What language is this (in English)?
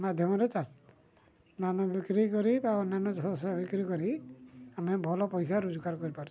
Odia